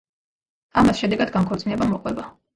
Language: Georgian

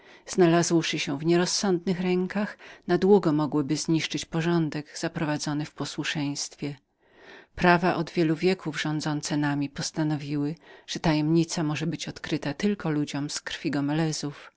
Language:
Polish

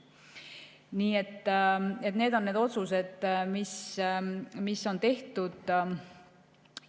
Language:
Estonian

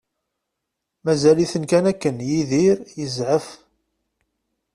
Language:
Kabyle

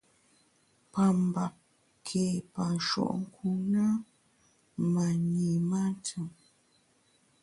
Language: Bamun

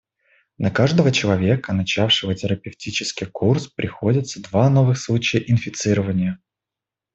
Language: Russian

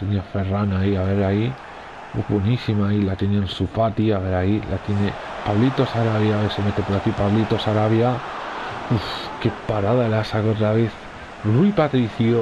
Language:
Spanish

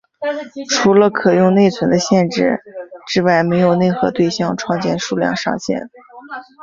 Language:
Chinese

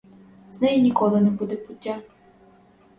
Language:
Ukrainian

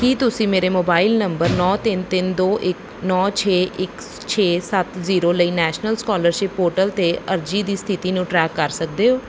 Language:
Punjabi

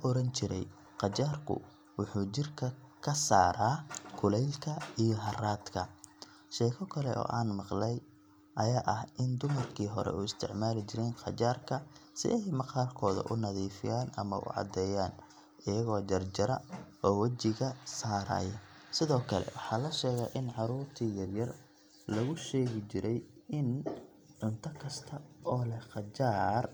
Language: Somali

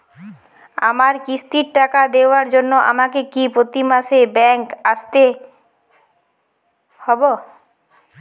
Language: Bangla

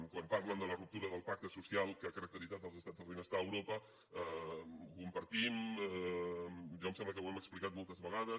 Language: Catalan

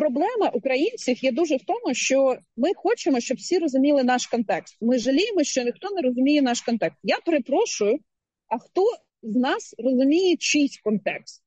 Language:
Ukrainian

